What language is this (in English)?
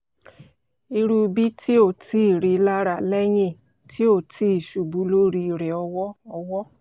Yoruba